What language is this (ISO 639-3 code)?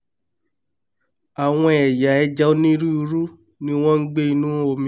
yor